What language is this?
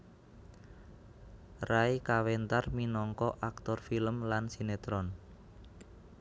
Javanese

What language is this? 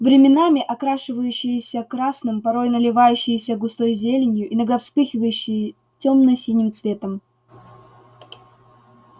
Russian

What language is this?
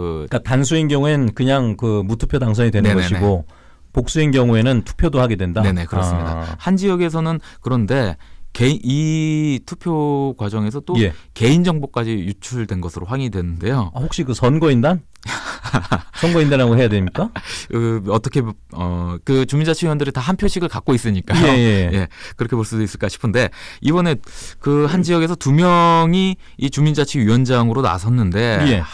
Korean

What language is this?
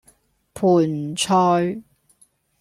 Cantonese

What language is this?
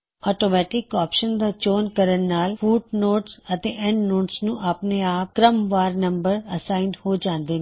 Punjabi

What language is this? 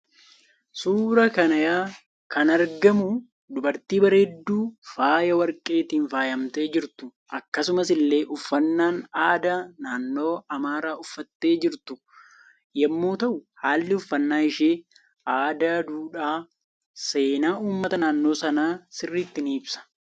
Oromo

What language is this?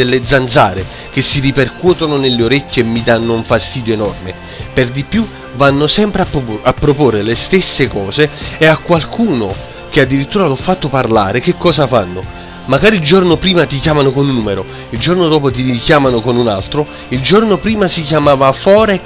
Italian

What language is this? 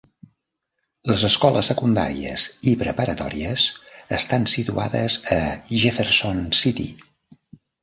Catalan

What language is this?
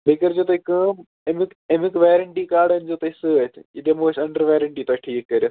Kashmiri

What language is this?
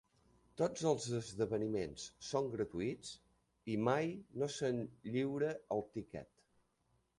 Catalan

